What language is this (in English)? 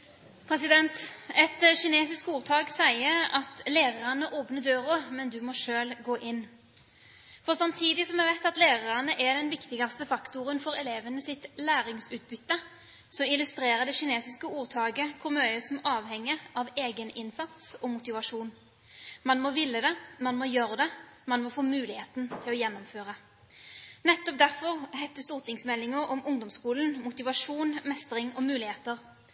Norwegian